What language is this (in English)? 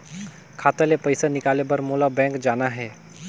Chhattisgarhi